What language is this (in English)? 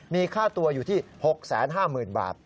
Thai